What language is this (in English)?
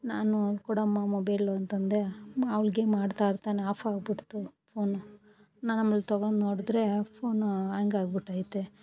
Kannada